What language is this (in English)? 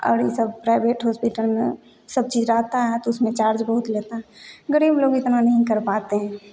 Hindi